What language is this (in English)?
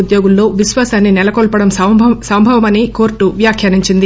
Telugu